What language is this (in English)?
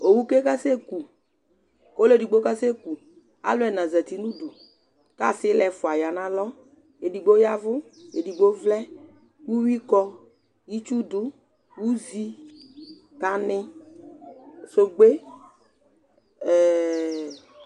Ikposo